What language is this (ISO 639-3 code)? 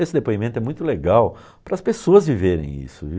por